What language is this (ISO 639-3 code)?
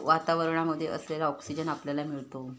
mar